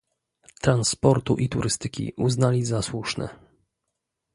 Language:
Polish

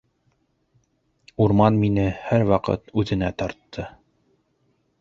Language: Bashkir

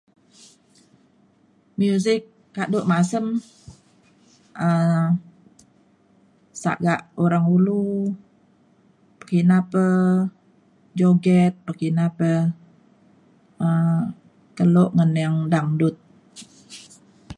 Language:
Mainstream Kenyah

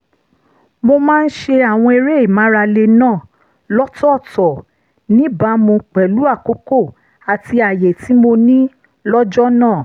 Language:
Yoruba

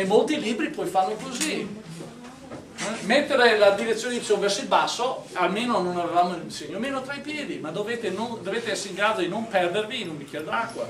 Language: Italian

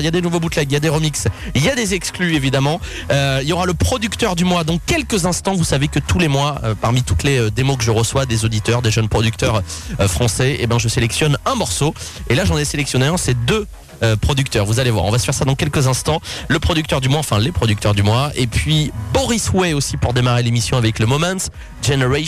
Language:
French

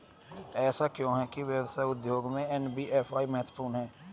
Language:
Hindi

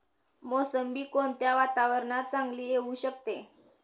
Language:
Marathi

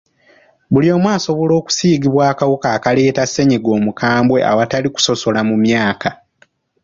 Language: Ganda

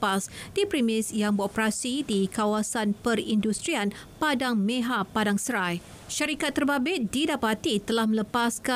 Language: Malay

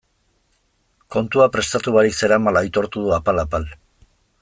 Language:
Basque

